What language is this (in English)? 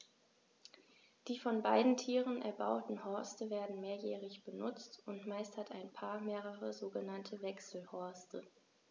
German